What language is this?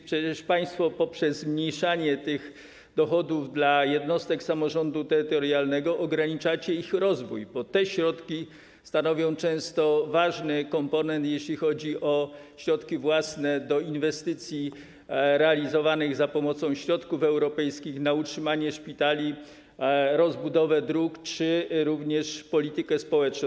Polish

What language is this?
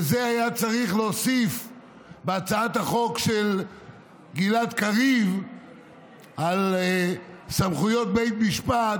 Hebrew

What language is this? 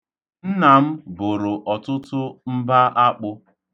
Igbo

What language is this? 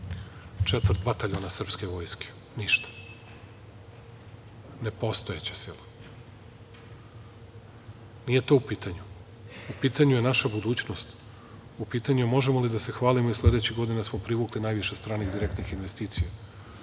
Serbian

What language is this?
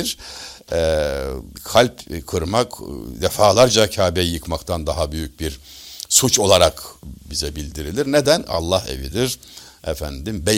Turkish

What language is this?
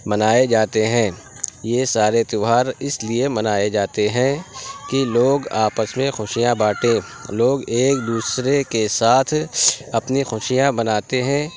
Urdu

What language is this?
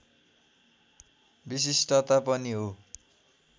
Nepali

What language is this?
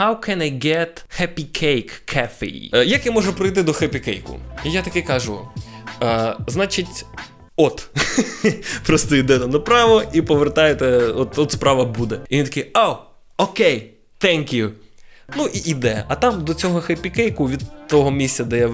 Ukrainian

